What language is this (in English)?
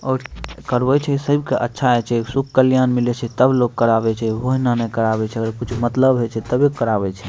Maithili